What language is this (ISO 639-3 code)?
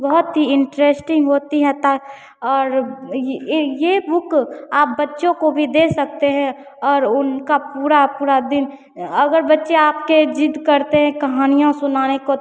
hin